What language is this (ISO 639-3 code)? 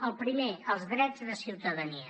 cat